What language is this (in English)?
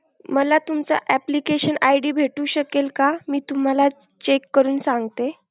Marathi